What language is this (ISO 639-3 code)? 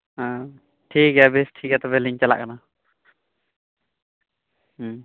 sat